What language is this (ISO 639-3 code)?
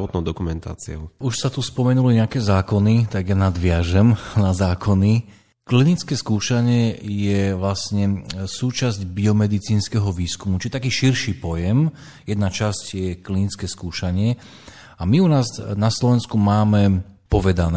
slk